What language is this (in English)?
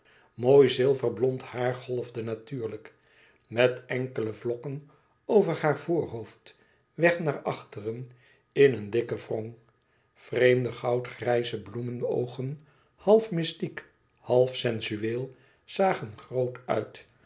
Dutch